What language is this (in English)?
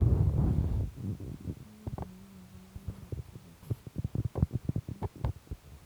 Kalenjin